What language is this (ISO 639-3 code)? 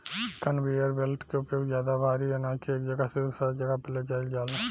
bho